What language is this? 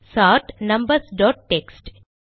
Tamil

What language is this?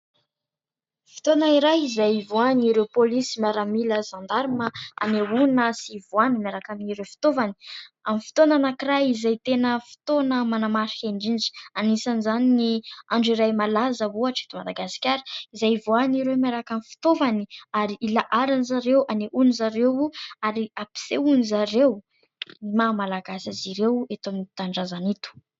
Malagasy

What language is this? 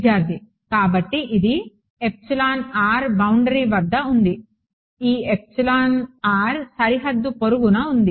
Telugu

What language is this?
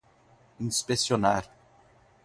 Portuguese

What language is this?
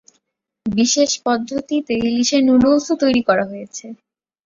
Bangla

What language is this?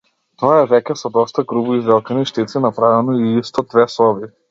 Macedonian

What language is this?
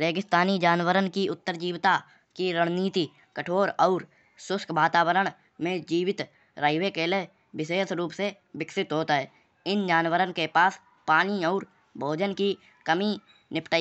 Kanauji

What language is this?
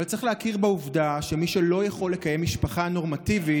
Hebrew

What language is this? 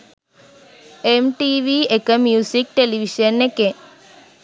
Sinhala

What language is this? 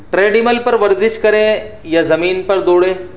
Urdu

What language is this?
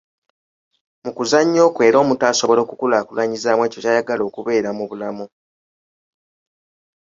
Ganda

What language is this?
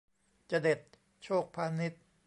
Thai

